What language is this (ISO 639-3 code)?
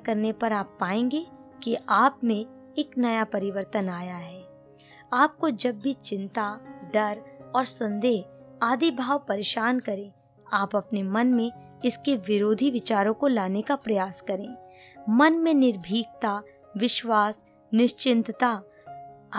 hin